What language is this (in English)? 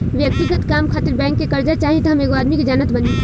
Bhojpuri